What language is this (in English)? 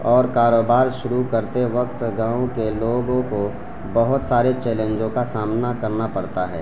Urdu